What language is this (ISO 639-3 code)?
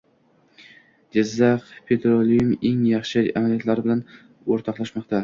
uzb